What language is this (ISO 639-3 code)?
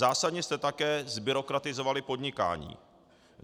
ces